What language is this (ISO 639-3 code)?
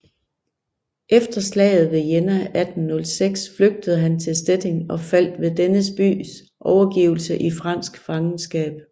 dan